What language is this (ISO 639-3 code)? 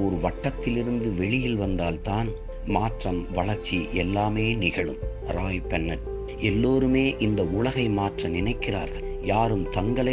tam